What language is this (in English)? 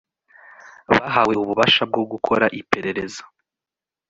Kinyarwanda